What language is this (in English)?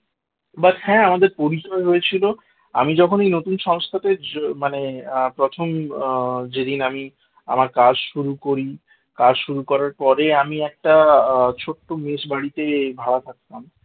Bangla